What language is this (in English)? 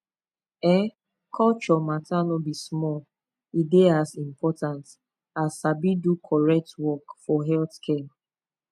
Nigerian Pidgin